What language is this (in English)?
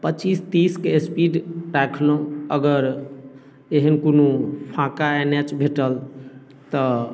Maithili